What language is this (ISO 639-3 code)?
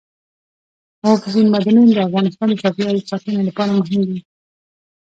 pus